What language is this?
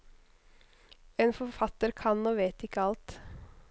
Norwegian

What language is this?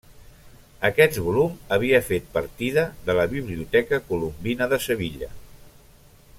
Catalan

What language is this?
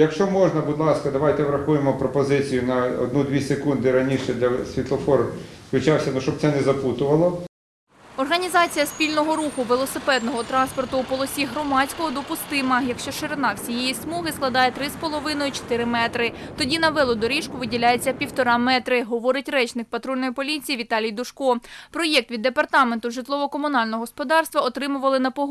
Ukrainian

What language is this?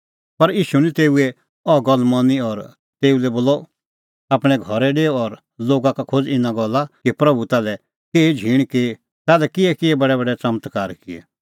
Kullu Pahari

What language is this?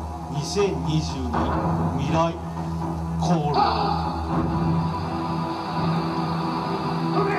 Japanese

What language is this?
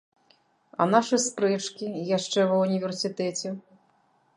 Belarusian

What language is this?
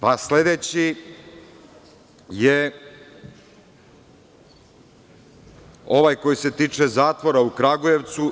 Serbian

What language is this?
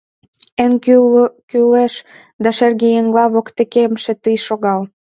Mari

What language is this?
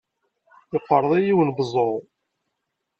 Kabyle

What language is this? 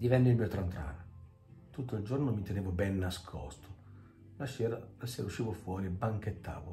Italian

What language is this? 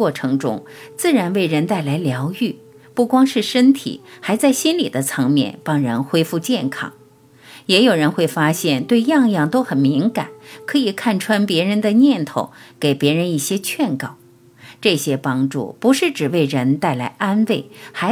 Chinese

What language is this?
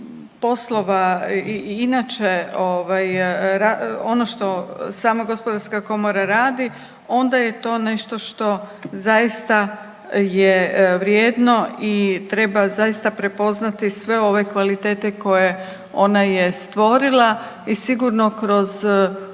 Croatian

